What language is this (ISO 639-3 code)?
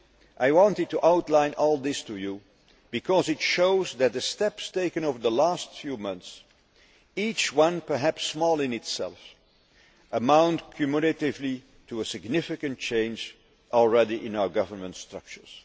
eng